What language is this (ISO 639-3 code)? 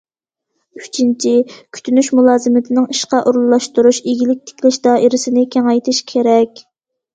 uig